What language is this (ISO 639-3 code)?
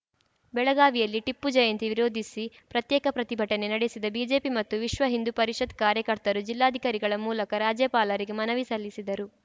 kan